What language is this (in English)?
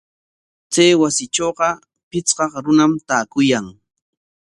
Corongo Ancash Quechua